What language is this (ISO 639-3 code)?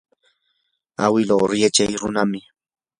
qur